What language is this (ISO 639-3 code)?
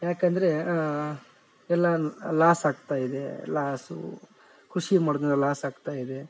kan